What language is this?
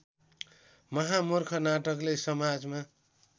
Nepali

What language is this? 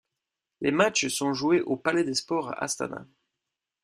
French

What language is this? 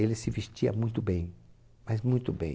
Portuguese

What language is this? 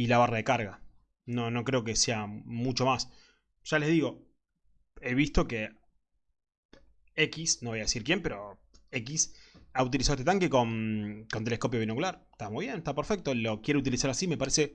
Spanish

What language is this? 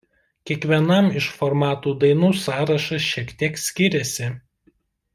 Lithuanian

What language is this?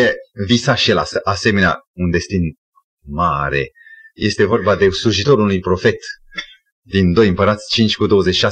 Romanian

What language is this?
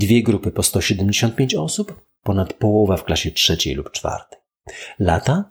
Polish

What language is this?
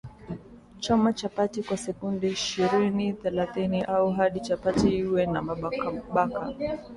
Swahili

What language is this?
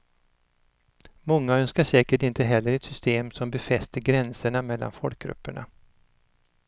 Swedish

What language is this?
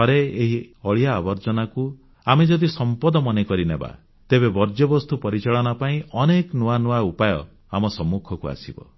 Odia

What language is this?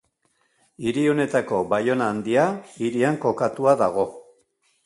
Basque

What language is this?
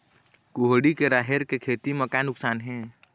Chhattisgarhi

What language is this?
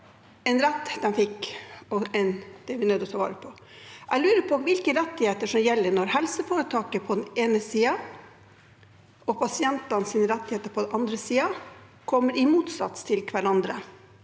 Norwegian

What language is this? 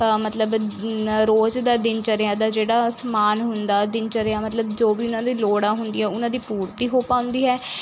Punjabi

